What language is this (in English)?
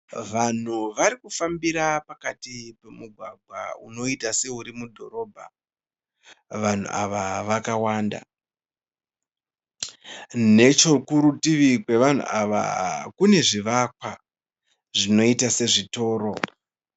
Shona